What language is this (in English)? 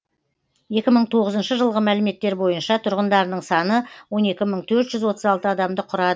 Kazakh